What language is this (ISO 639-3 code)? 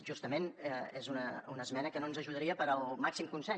cat